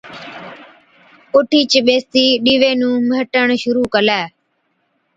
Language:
Od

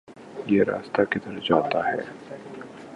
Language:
Urdu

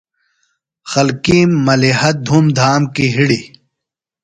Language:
Phalura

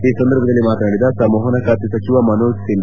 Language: Kannada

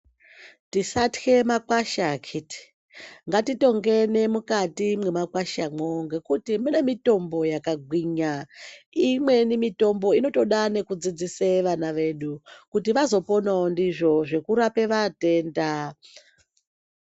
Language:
Ndau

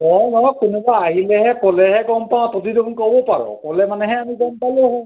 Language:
Assamese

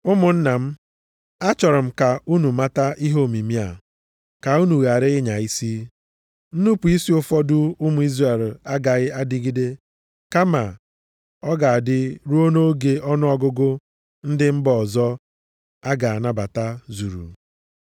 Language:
Igbo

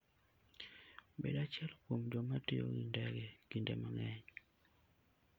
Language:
Luo (Kenya and Tanzania)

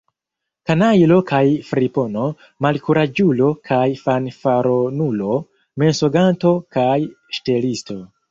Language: Esperanto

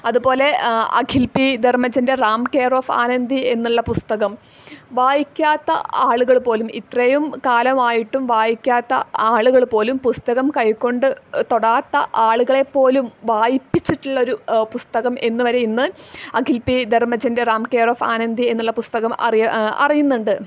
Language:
Malayalam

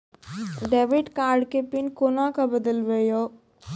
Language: Maithili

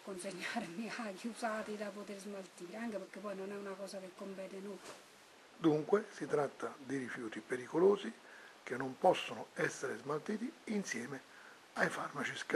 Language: Italian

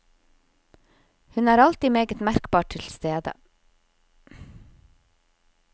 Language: Norwegian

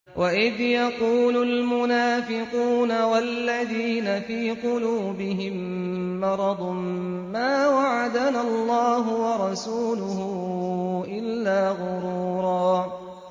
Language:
Arabic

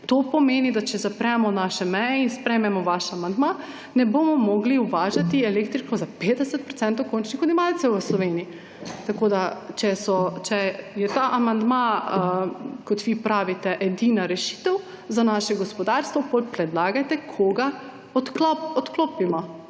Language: Slovenian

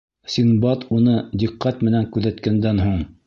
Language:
Bashkir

